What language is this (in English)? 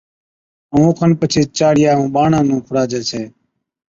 Od